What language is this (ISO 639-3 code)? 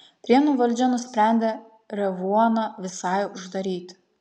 lit